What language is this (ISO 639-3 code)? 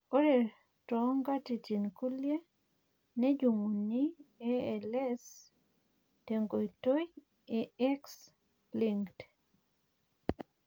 mas